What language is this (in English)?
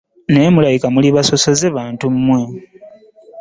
Ganda